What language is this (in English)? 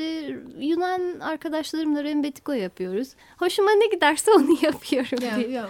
Turkish